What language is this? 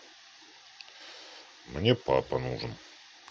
Russian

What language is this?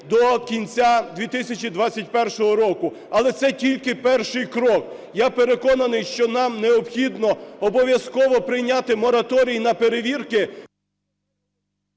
Ukrainian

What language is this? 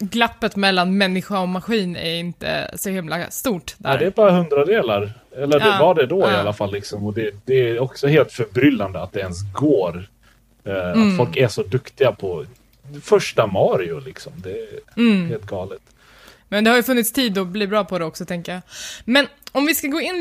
Swedish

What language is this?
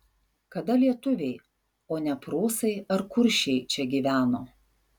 Lithuanian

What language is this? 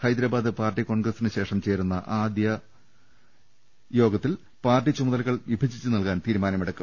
Malayalam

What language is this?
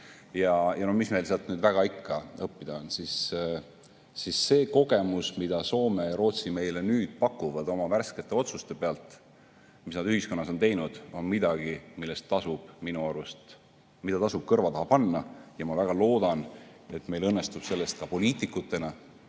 Estonian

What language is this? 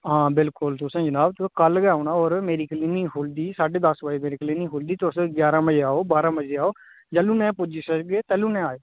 Dogri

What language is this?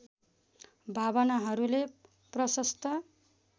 Nepali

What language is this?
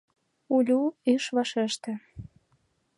Mari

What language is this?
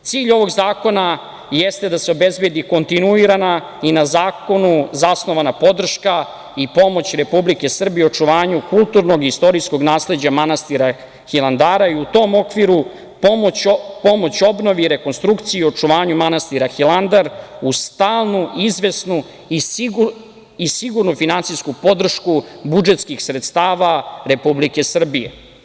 Serbian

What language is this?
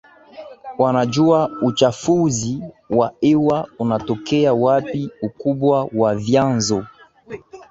Swahili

